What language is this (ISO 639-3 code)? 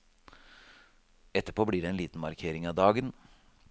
nor